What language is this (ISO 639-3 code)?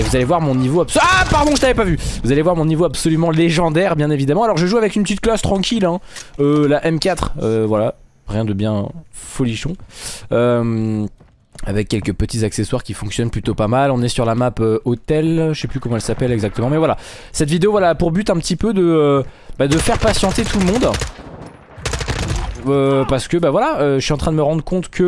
fra